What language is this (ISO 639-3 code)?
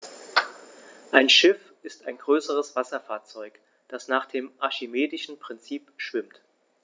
deu